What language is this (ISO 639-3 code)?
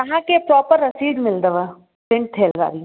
snd